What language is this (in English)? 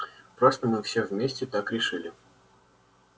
Russian